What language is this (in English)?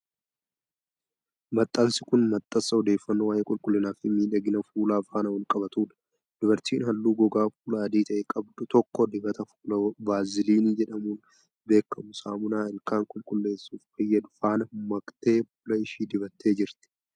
Oromo